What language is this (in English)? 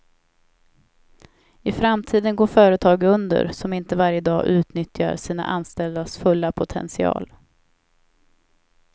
Swedish